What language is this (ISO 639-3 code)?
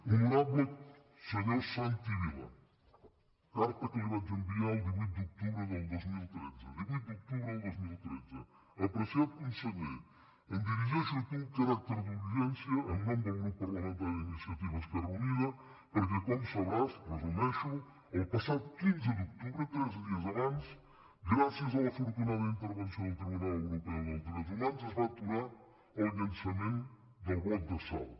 cat